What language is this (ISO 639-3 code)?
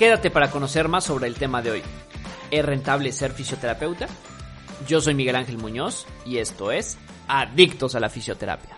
spa